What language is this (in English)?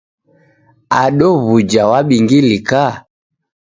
Taita